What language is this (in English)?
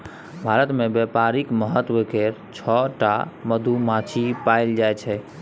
Maithili